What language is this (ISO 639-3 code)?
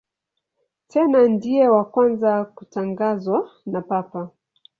swa